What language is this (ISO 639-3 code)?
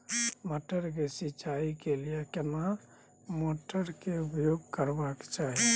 mai